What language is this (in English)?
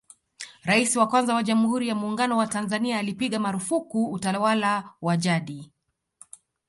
Swahili